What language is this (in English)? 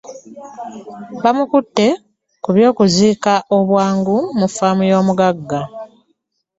Ganda